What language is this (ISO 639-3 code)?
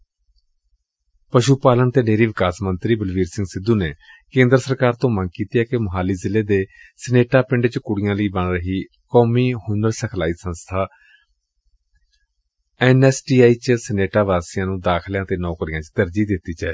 pan